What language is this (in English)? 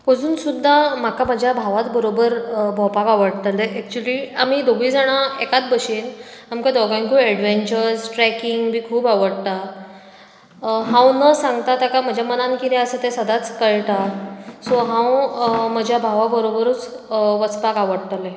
Konkani